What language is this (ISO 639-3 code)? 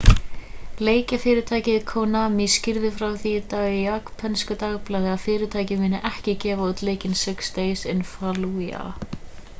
isl